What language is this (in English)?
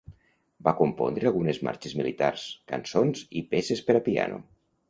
Catalan